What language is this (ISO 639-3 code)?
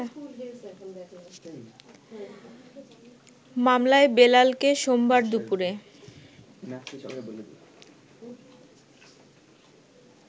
ben